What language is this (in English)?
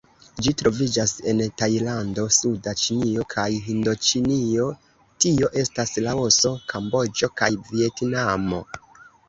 Esperanto